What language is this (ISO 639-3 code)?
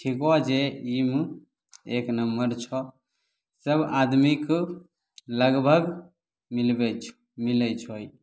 mai